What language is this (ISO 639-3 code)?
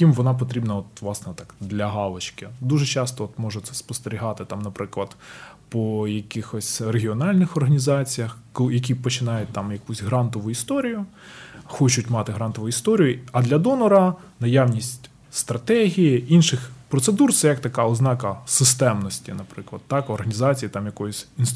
ukr